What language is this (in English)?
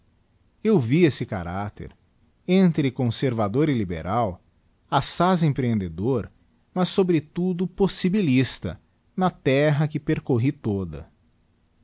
Portuguese